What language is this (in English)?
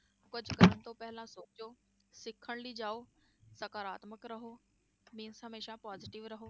Punjabi